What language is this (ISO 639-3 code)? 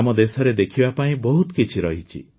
ori